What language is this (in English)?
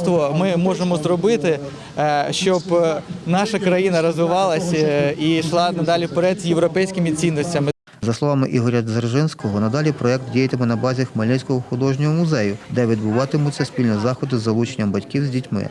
Ukrainian